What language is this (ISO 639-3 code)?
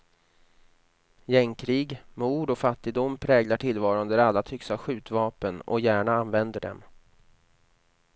swe